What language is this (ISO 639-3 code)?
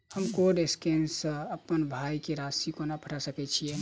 mai